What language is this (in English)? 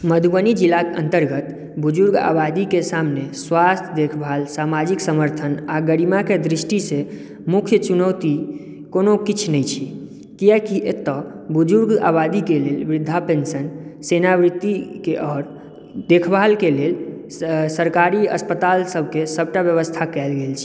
Maithili